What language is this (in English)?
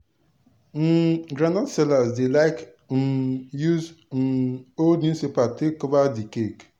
Nigerian Pidgin